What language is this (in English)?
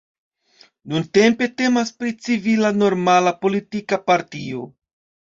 Esperanto